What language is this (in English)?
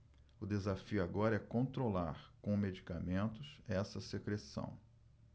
Portuguese